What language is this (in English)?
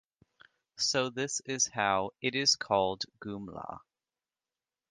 English